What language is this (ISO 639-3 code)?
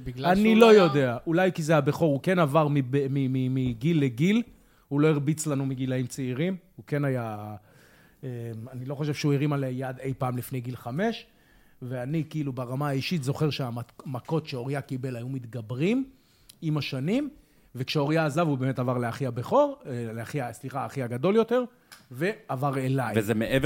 heb